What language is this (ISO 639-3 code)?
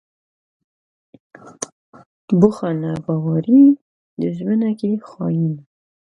kur